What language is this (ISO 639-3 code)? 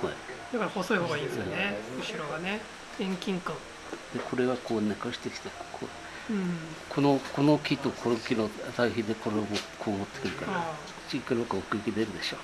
jpn